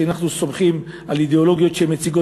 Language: Hebrew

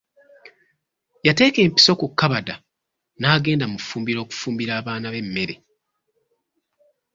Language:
Ganda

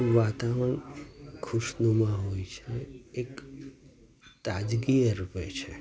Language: Gujarati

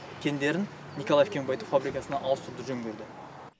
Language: Kazakh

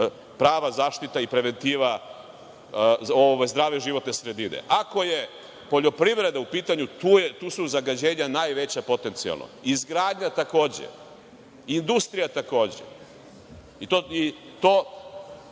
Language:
Serbian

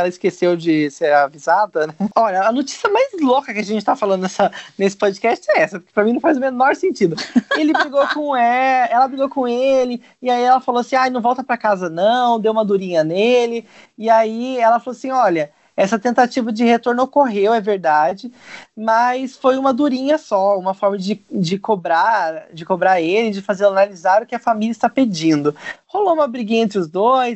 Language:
Portuguese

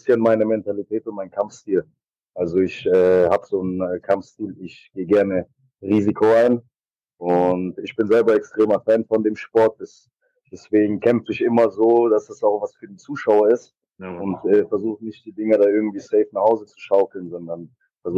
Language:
German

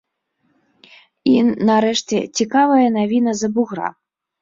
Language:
Belarusian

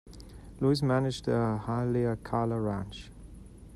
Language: English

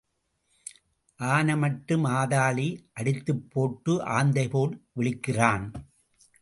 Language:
Tamil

